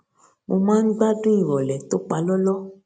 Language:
Yoruba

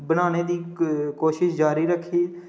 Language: Dogri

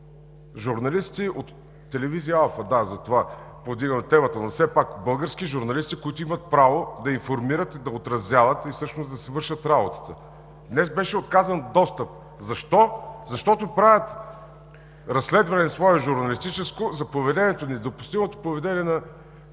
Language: Bulgarian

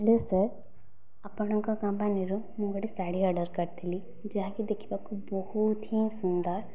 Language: Odia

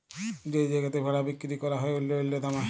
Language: Bangla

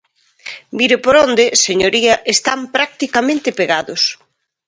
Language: Galician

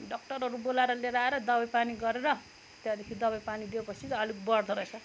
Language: Nepali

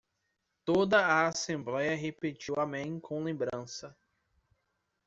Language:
Portuguese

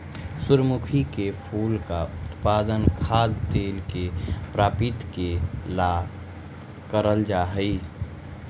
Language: Magahi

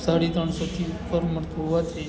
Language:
Gujarati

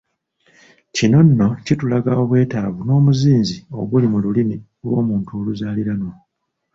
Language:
Ganda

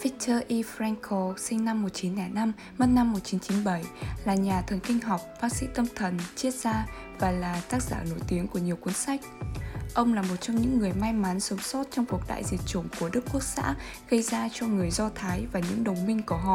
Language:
Vietnamese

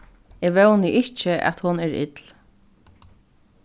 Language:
Faroese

